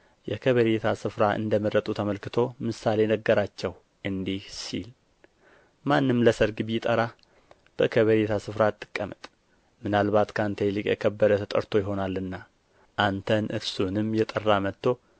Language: Amharic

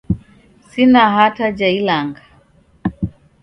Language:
Taita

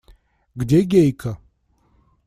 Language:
Russian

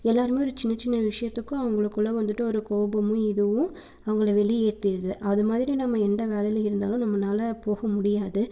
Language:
Tamil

